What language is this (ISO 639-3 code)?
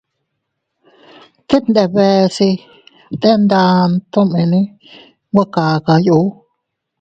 cut